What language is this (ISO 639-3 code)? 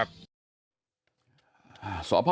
tha